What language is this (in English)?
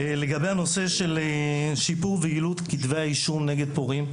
Hebrew